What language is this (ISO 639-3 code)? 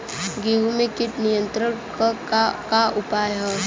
bho